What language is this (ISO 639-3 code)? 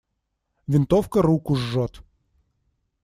rus